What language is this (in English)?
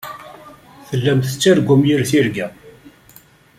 Kabyle